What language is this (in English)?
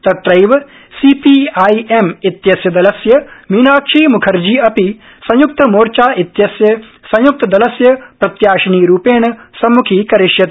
Sanskrit